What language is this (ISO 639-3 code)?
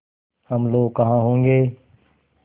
hin